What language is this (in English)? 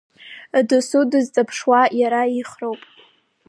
Abkhazian